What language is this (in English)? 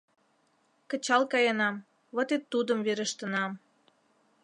Mari